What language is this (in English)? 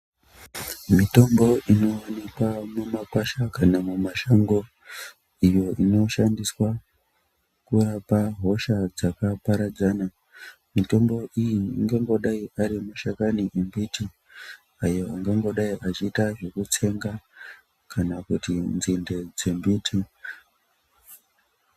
Ndau